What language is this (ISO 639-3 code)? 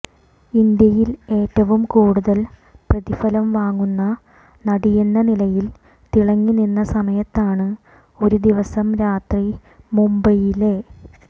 mal